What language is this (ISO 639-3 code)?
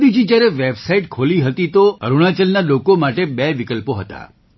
guj